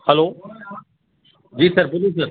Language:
Urdu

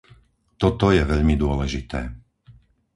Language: Slovak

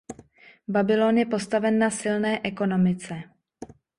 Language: Czech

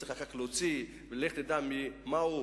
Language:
Hebrew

